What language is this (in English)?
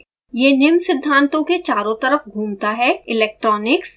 Hindi